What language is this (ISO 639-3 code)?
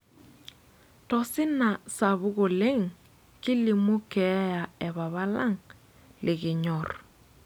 mas